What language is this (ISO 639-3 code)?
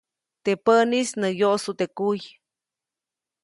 zoc